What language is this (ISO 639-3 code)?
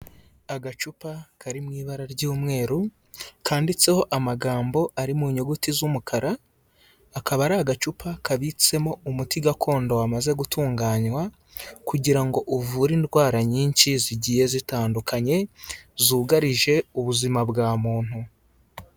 kin